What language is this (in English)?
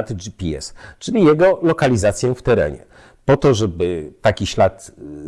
Polish